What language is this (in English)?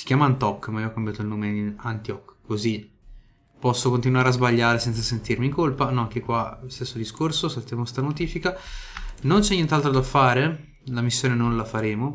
Italian